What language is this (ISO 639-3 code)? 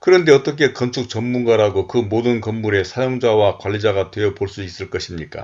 kor